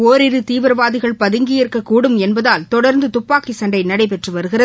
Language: Tamil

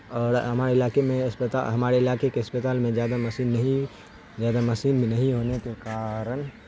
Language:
Urdu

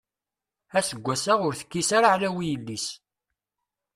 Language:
Kabyle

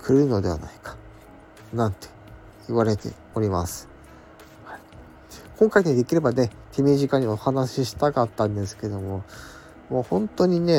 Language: Japanese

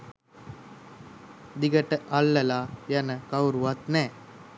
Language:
Sinhala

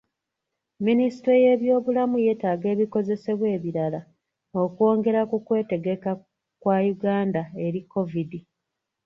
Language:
Ganda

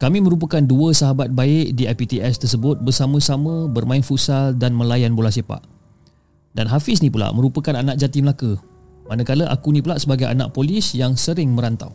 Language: Malay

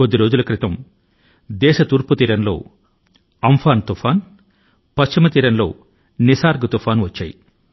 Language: Telugu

